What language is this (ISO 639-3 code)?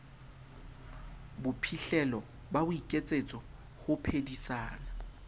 sot